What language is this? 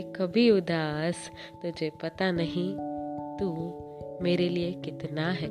Hindi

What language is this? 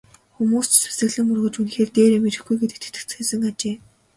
Mongolian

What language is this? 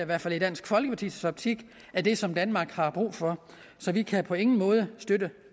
Danish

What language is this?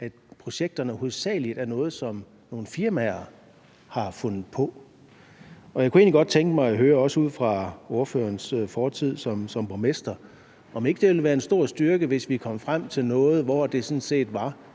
Danish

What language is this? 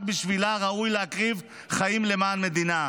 Hebrew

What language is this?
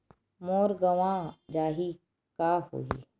Chhattisgarhi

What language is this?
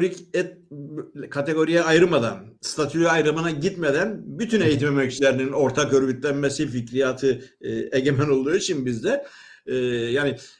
Turkish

